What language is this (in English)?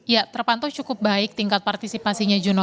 Indonesian